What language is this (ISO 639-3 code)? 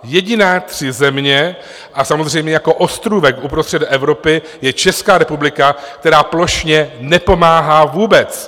ces